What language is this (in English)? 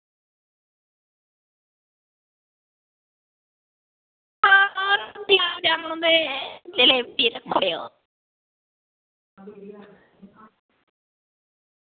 Dogri